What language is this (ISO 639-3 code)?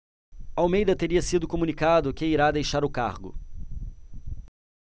por